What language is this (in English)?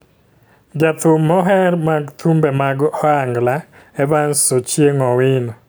Luo (Kenya and Tanzania)